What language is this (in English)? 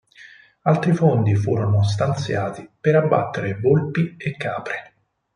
Italian